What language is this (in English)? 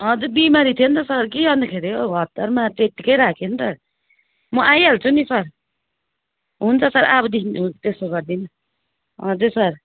Nepali